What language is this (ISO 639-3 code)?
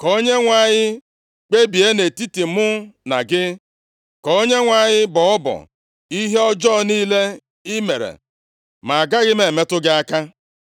ibo